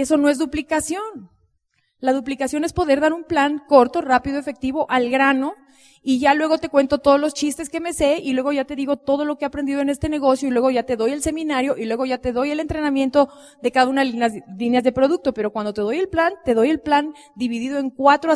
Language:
Spanish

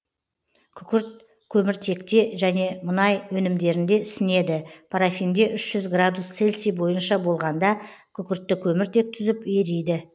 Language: Kazakh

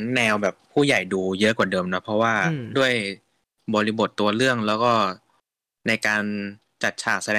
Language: Thai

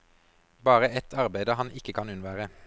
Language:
Norwegian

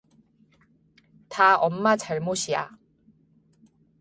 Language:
Korean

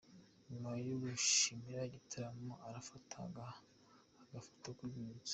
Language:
Kinyarwanda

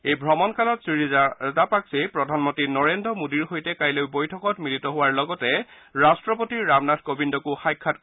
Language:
Assamese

